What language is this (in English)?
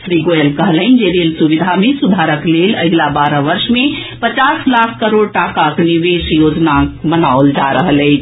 Maithili